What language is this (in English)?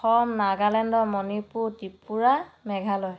Assamese